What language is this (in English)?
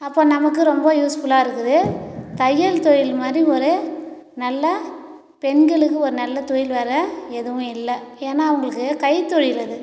Tamil